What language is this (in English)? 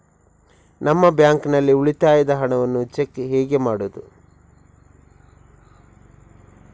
Kannada